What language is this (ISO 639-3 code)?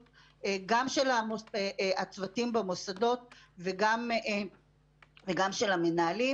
heb